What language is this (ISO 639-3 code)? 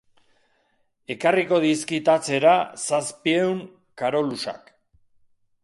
eus